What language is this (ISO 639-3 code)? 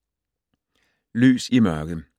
dan